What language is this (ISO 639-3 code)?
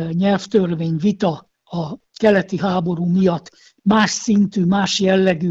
hun